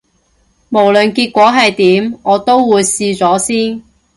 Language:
Cantonese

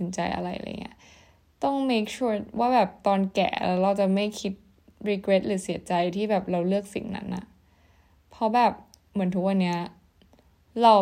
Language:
Thai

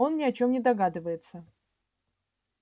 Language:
Russian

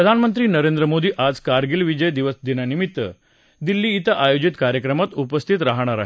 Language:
Marathi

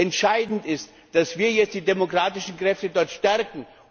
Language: German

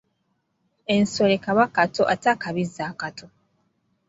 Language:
Ganda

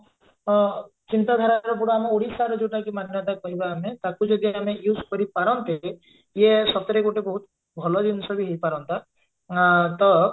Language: Odia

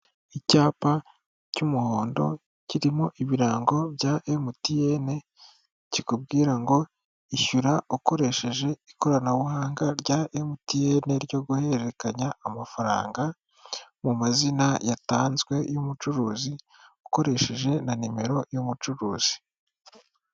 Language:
Kinyarwanda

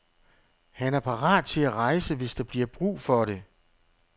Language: Danish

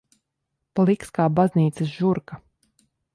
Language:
Latvian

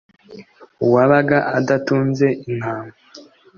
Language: Kinyarwanda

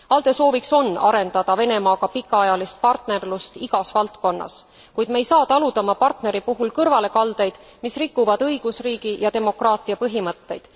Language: Estonian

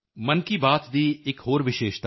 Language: Punjabi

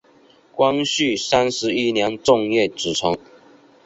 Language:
Chinese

